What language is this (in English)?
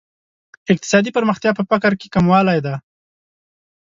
Pashto